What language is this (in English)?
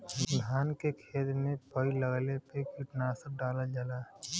Bhojpuri